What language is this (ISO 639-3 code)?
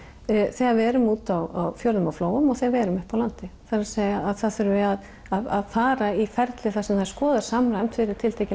isl